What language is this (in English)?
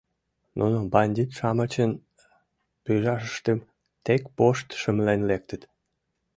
Mari